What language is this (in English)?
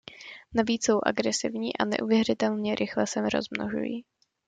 Czech